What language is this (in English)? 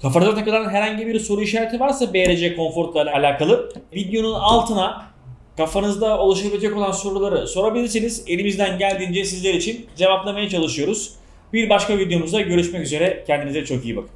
Turkish